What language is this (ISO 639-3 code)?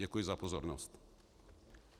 ces